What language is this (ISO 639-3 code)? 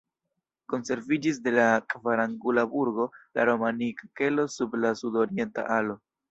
epo